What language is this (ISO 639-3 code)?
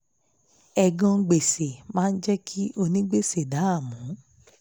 yor